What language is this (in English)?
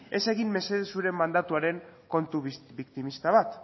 Basque